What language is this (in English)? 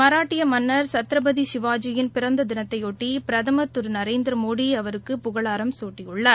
Tamil